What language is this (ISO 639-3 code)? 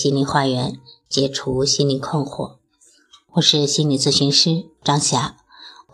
zho